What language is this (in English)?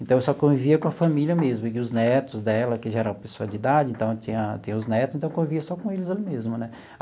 Portuguese